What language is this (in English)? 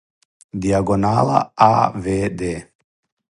Serbian